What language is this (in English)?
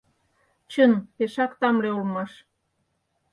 Mari